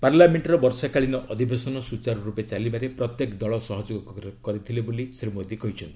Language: Odia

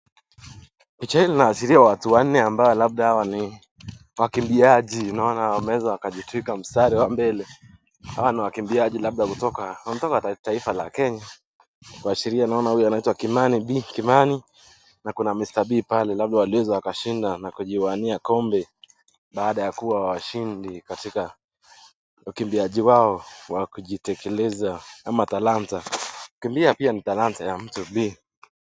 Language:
Swahili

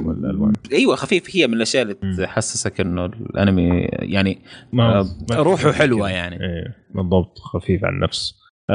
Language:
Arabic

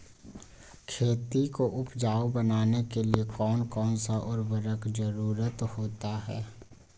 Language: Magahi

